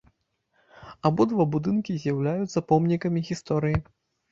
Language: Belarusian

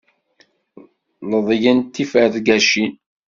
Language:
Kabyle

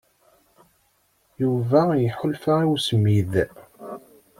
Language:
Kabyle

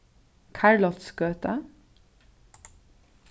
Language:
Faroese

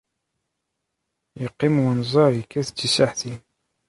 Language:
Kabyle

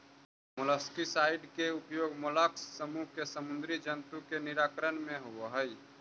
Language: Magahi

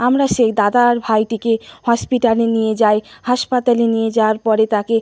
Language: Bangla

